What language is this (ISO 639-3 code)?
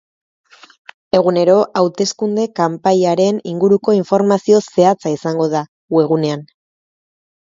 eus